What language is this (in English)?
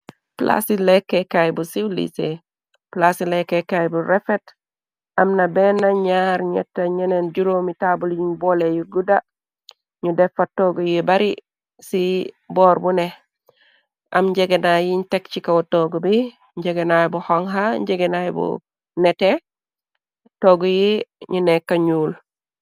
Wolof